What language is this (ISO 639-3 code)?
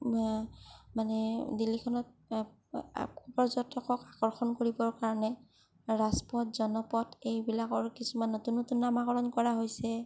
asm